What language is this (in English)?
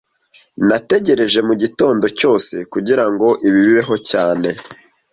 Kinyarwanda